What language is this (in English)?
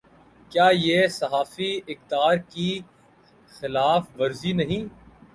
Urdu